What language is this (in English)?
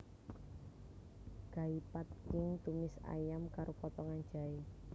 Javanese